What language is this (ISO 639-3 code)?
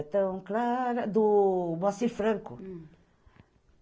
por